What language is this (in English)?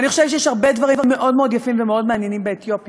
Hebrew